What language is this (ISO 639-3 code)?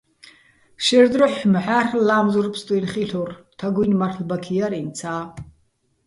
bbl